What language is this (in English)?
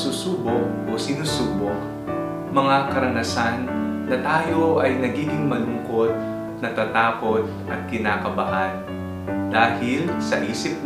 Filipino